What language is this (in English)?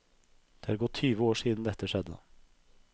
Norwegian